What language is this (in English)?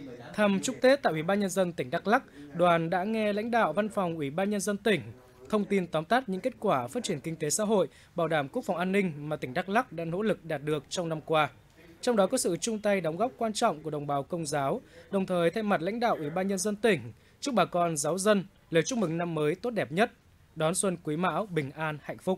Vietnamese